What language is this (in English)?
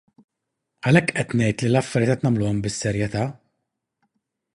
Maltese